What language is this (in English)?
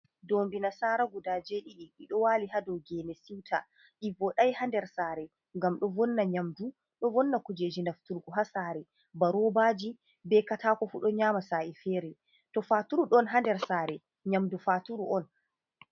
Fula